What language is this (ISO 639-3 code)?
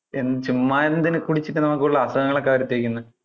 mal